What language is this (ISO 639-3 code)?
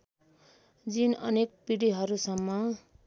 nep